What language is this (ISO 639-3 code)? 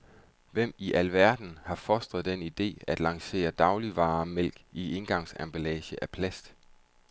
dan